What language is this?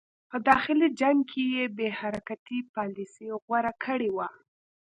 Pashto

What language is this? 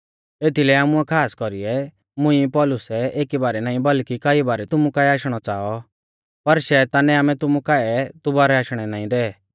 Mahasu Pahari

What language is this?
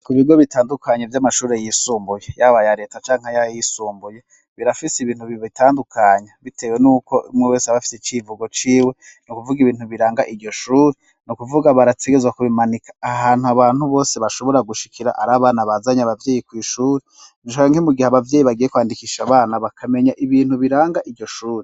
Rundi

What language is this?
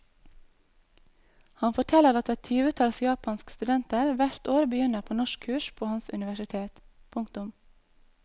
Norwegian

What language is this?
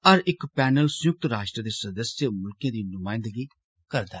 Dogri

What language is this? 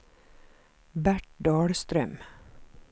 Swedish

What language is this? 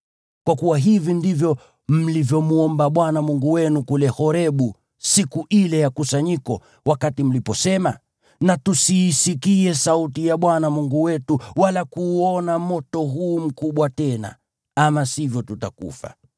Swahili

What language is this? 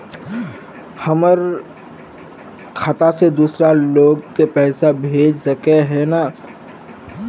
Magahi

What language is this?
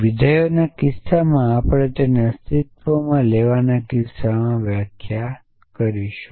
Gujarati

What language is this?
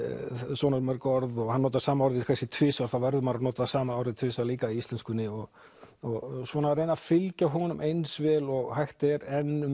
Icelandic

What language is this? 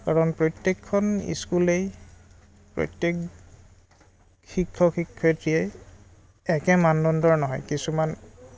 Assamese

